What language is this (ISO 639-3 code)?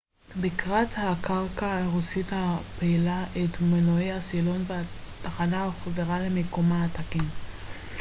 heb